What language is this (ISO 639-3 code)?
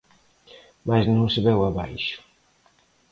glg